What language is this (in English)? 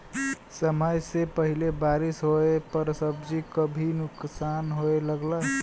Bhojpuri